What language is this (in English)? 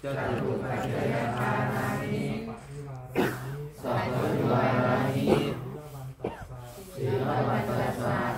Thai